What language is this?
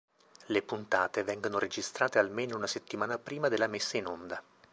Italian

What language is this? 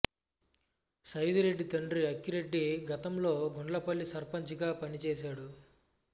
Telugu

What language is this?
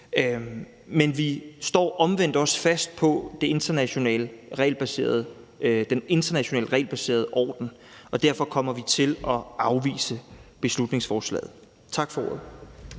Danish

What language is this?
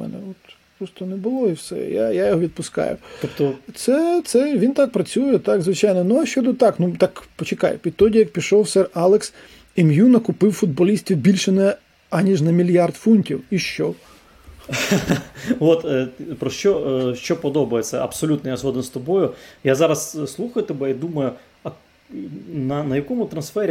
Ukrainian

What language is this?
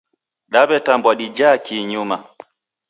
Taita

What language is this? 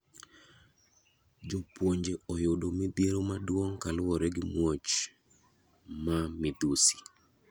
Luo (Kenya and Tanzania)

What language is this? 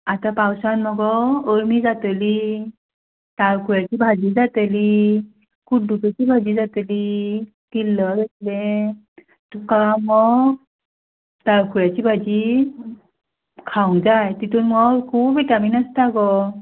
Konkani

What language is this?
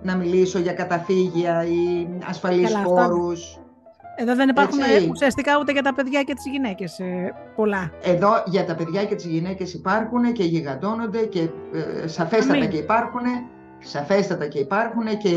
Greek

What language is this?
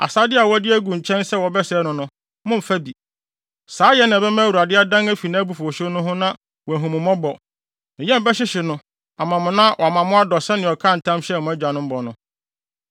Akan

